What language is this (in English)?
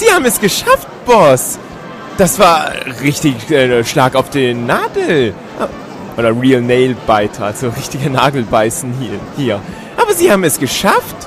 German